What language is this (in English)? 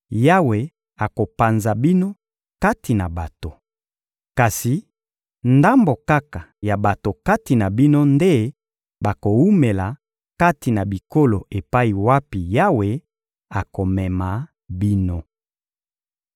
Lingala